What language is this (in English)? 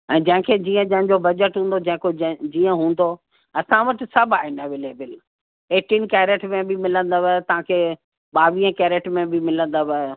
Sindhi